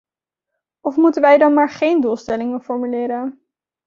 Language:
Dutch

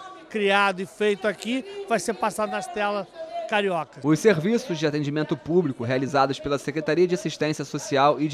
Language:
Portuguese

